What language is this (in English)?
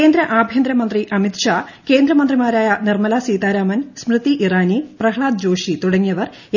Malayalam